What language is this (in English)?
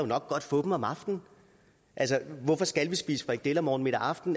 Danish